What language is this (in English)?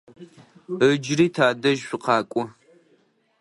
Adyghe